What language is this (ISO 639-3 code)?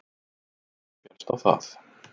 isl